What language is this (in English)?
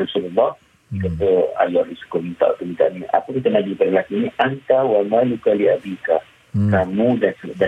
Malay